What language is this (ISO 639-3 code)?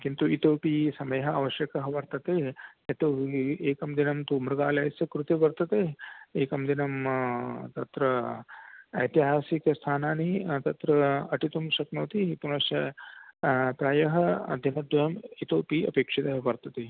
san